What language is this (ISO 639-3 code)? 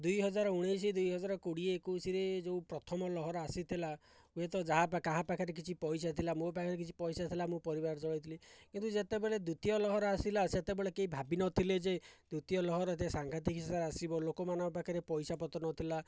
ori